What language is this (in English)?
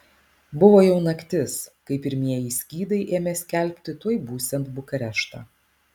Lithuanian